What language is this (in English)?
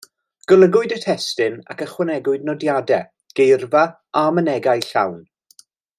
Welsh